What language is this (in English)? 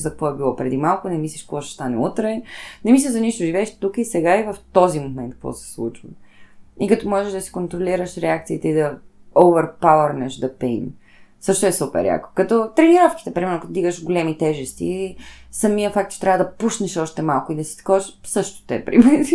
Bulgarian